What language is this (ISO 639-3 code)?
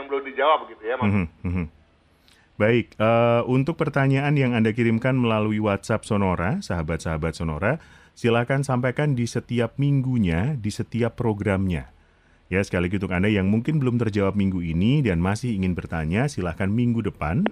ind